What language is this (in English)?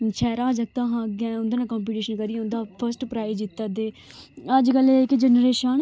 Dogri